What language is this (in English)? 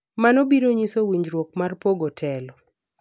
Luo (Kenya and Tanzania)